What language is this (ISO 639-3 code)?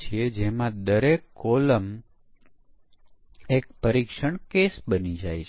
guj